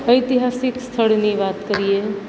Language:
Gujarati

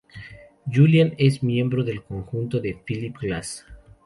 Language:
Spanish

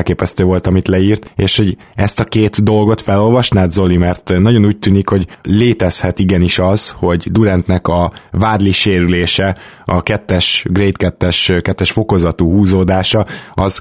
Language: Hungarian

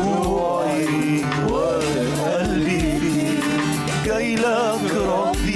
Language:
Arabic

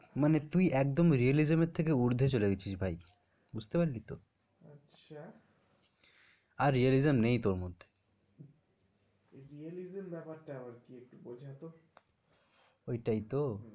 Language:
Bangla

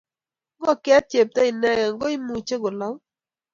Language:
Kalenjin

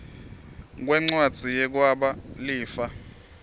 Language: Swati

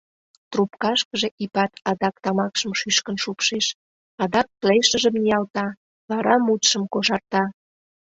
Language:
Mari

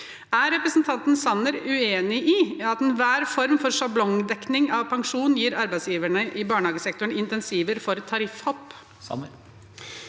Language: Norwegian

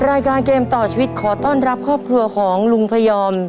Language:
Thai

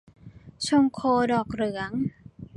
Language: Thai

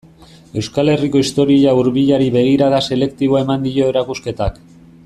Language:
Basque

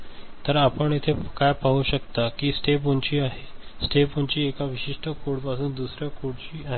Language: Marathi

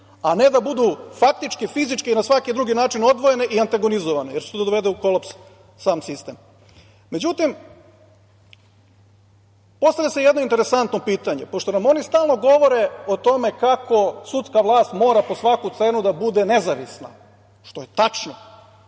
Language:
Serbian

